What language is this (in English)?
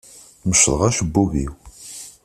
Kabyle